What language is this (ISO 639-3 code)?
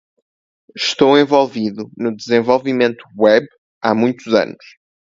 por